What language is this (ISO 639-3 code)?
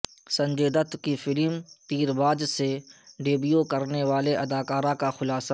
urd